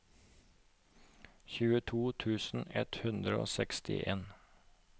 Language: Norwegian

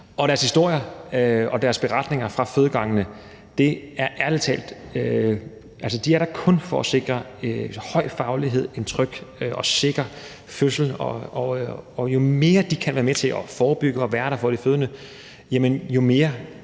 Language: Danish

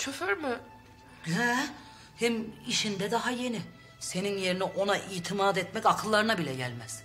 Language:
Turkish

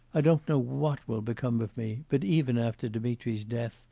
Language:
English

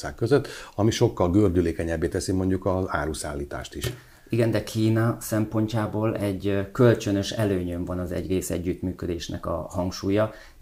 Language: Hungarian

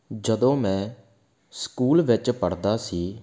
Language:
Punjabi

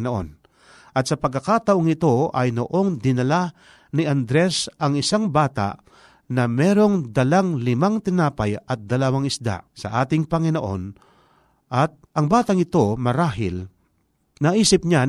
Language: Filipino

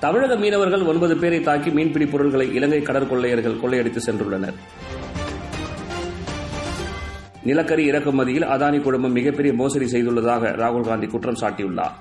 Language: Tamil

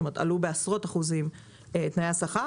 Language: Hebrew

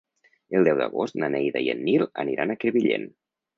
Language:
Catalan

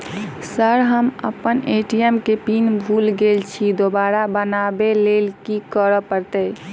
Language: Maithili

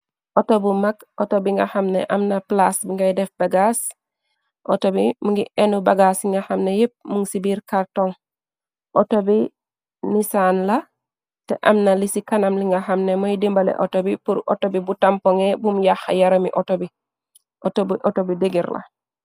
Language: Wolof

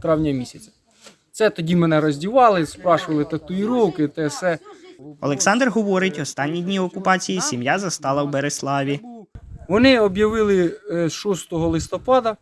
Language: Ukrainian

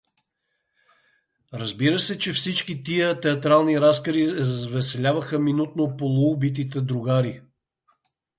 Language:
Bulgarian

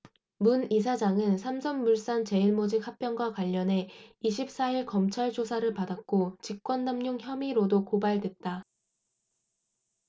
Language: Korean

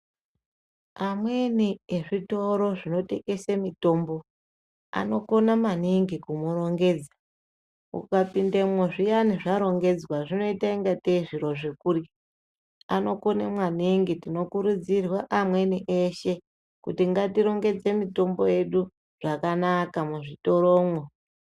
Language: Ndau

